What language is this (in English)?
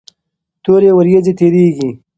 Pashto